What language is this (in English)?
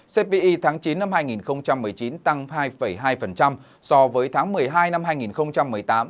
Vietnamese